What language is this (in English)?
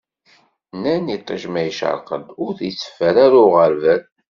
Kabyle